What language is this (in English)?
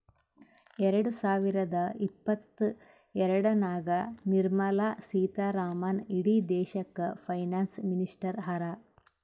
Kannada